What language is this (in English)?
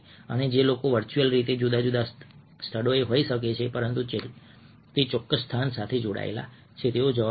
Gujarati